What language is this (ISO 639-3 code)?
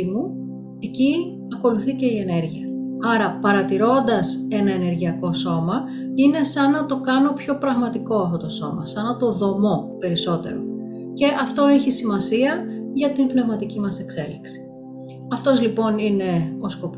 ell